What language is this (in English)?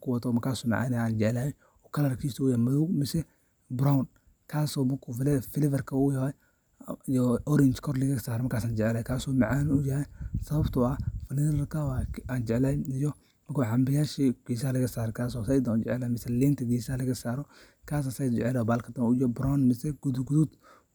Somali